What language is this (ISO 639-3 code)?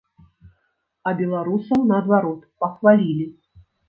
bel